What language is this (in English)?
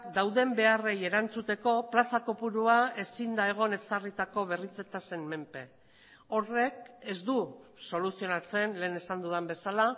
Basque